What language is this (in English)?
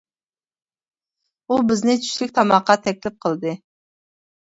Uyghur